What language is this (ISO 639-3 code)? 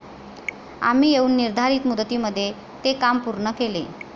mar